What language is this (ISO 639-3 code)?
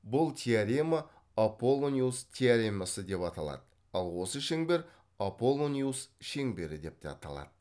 kaz